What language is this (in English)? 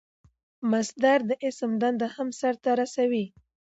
Pashto